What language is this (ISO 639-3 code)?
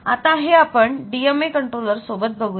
mar